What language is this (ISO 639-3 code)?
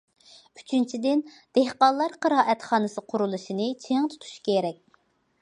uig